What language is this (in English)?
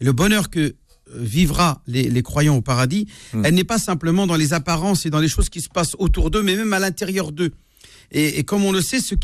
French